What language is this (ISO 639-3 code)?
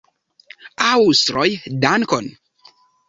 epo